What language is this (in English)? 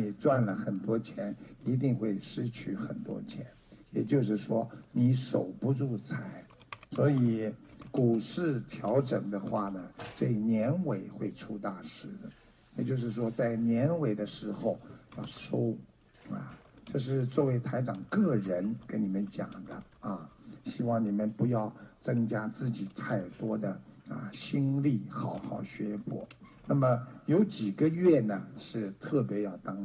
Chinese